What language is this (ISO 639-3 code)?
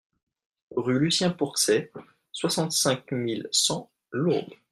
fra